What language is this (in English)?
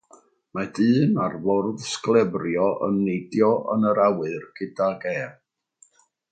Welsh